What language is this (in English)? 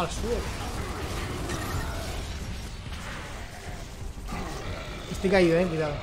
Spanish